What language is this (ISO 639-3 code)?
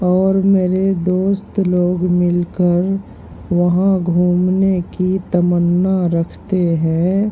urd